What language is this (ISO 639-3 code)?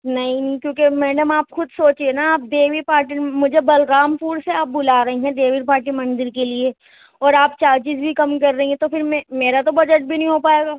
urd